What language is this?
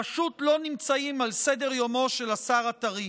Hebrew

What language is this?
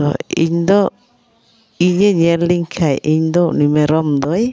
Santali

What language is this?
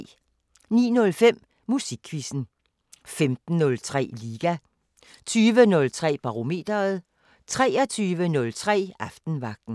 Danish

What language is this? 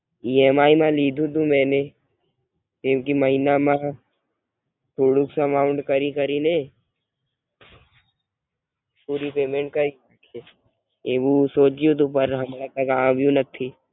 Gujarati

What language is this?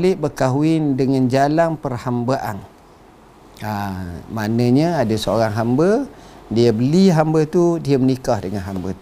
Malay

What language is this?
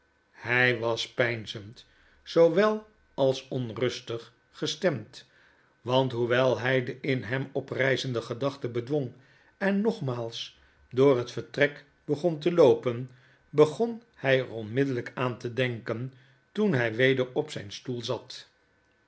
Dutch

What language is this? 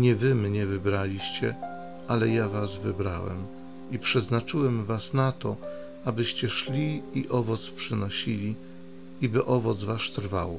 Polish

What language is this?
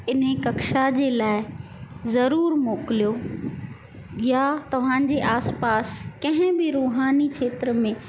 Sindhi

